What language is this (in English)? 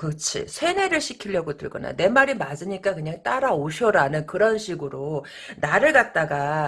Korean